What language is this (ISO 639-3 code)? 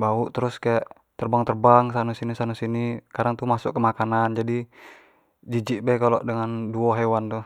jax